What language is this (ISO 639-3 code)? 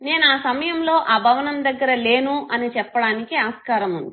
tel